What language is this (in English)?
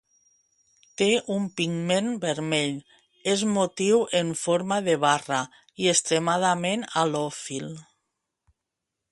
Catalan